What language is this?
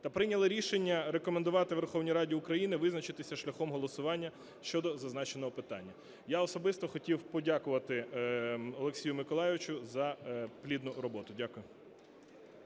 Ukrainian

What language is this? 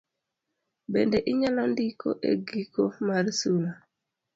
Luo (Kenya and Tanzania)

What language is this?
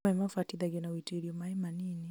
Kikuyu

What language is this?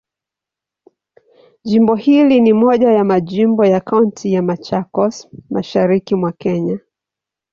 Swahili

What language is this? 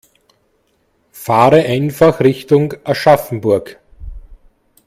German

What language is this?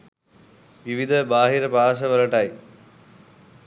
Sinhala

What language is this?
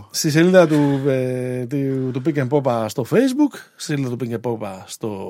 Greek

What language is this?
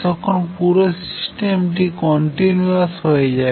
Bangla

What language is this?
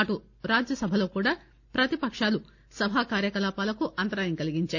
Telugu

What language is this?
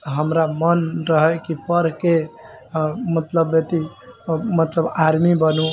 Maithili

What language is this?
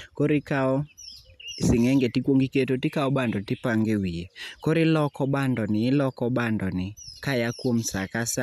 Luo (Kenya and Tanzania)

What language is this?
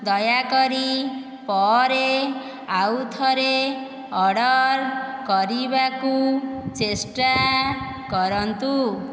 Odia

